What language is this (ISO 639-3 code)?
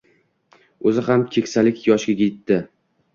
uzb